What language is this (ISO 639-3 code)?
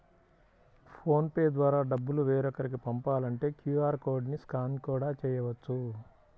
tel